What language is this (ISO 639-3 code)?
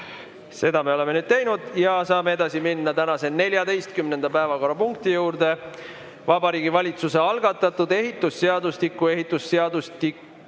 est